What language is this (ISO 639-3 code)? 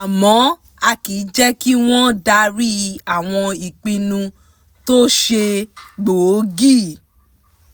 yor